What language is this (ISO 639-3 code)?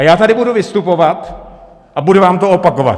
ces